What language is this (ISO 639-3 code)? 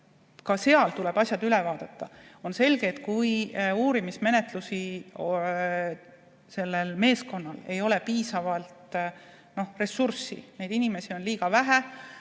est